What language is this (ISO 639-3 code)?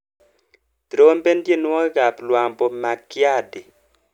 kln